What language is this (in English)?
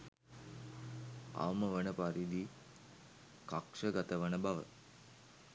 Sinhala